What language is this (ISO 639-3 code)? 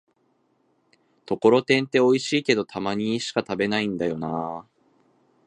jpn